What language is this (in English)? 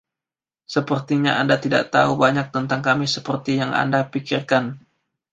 Indonesian